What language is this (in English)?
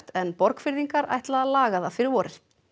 Icelandic